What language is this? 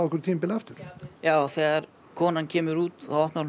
Icelandic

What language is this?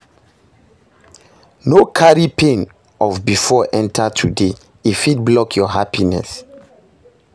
Nigerian Pidgin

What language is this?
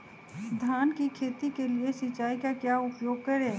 Magahi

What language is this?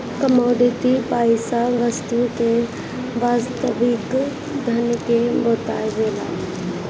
Bhojpuri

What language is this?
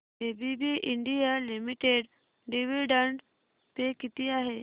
Marathi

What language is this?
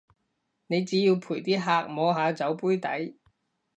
Cantonese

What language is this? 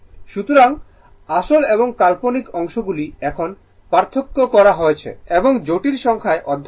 Bangla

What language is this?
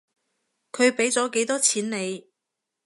Cantonese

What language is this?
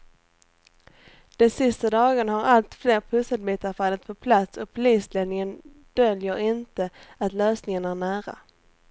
Swedish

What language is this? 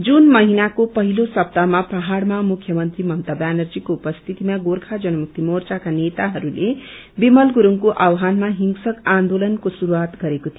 Nepali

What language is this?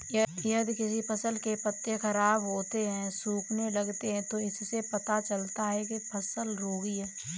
Hindi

